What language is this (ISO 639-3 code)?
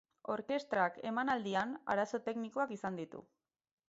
eus